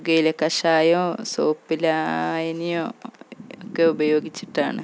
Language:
Malayalam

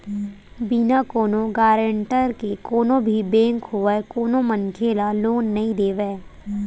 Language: Chhattisgarhi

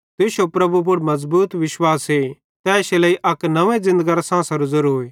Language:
Bhadrawahi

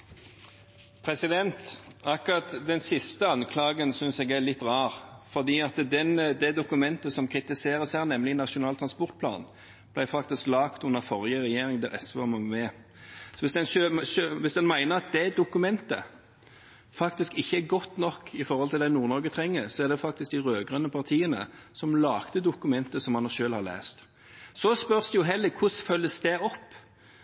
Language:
Norwegian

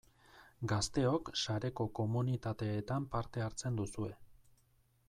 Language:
Basque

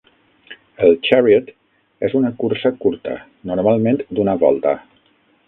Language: Catalan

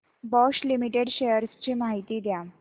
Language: Marathi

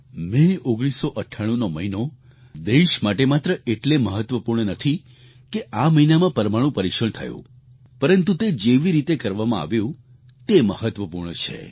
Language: Gujarati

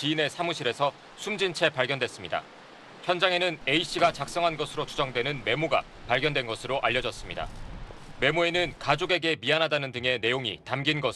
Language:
Korean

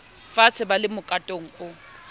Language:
Southern Sotho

